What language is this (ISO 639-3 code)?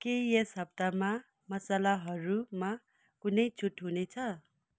nep